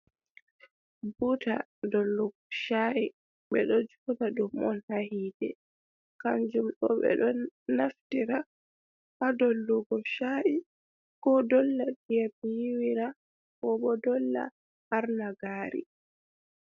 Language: Fula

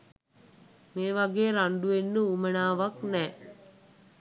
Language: Sinhala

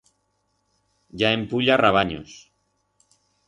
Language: Aragonese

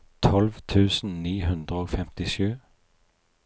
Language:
Norwegian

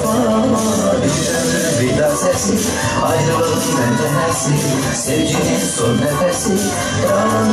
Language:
Turkish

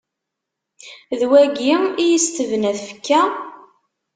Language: Kabyle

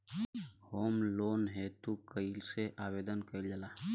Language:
Bhojpuri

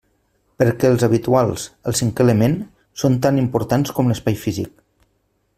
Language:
Catalan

